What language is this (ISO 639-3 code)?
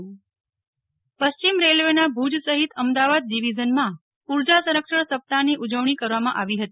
guj